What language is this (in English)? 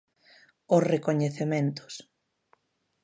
Galician